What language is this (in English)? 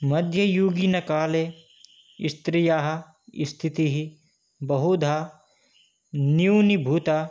Sanskrit